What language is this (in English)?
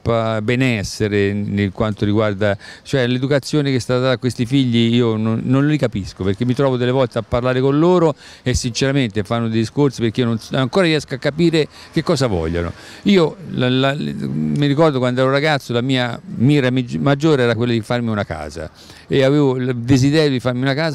Italian